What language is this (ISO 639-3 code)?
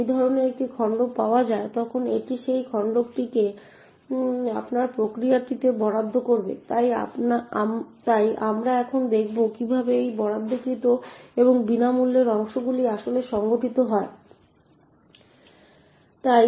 ben